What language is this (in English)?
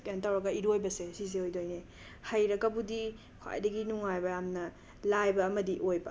Manipuri